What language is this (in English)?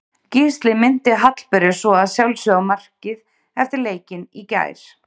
Icelandic